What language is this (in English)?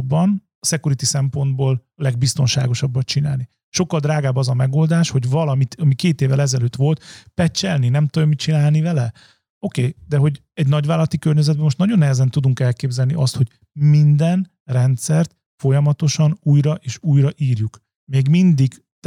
Hungarian